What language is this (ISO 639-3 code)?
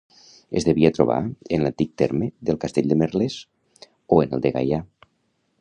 cat